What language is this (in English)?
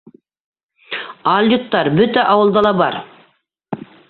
Bashkir